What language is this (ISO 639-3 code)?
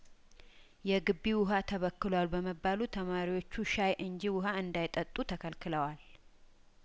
amh